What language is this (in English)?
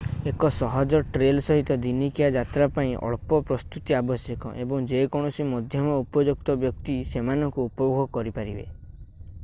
Odia